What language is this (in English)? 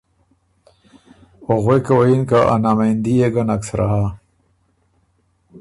Ormuri